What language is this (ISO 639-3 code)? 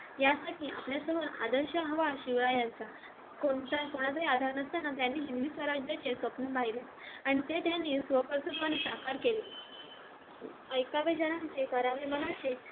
mar